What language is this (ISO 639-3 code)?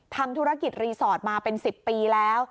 tha